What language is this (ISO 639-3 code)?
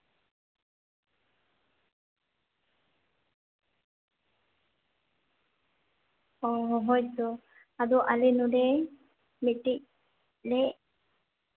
sat